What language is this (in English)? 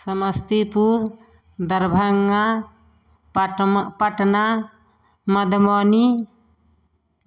Maithili